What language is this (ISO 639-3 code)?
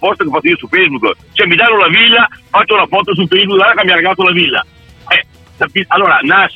ita